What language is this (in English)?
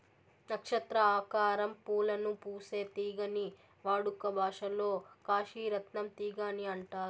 Telugu